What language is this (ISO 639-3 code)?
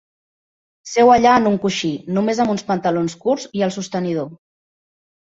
cat